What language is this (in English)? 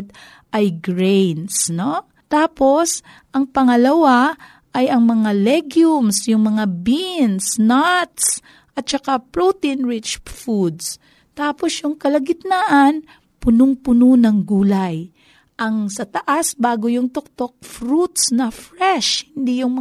Filipino